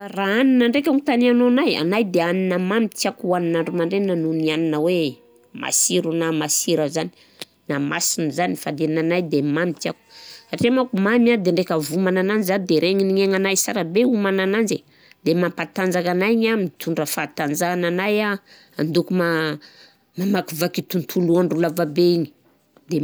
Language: Southern Betsimisaraka Malagasy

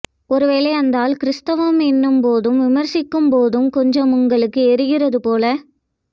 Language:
Tamil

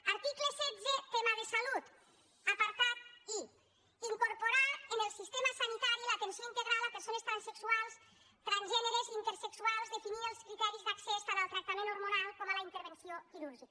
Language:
Catalan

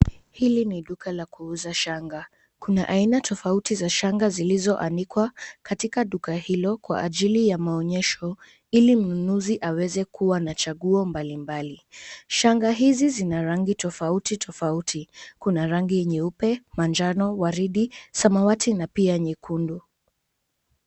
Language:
Swahili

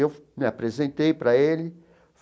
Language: Portuguese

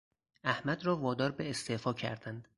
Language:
Persian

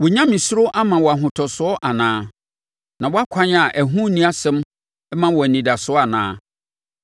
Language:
Akan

